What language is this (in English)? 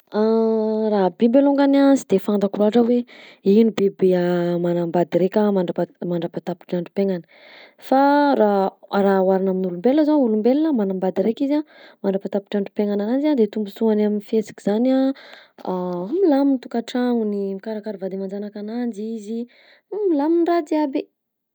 Southern Betsimisaraka Malagasy